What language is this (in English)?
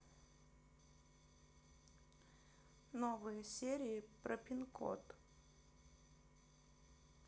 Russian